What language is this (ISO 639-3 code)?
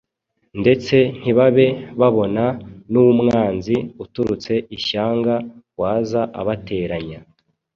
kin